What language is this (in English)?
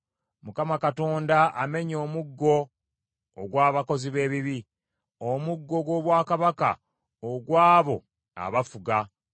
Ganda